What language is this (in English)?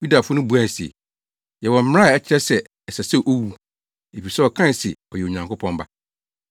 Akan